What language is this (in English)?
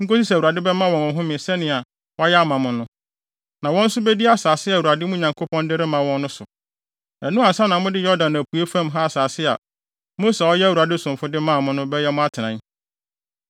Akan